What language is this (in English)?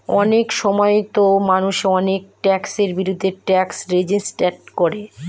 Bangla